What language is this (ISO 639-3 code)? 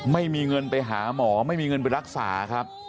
tha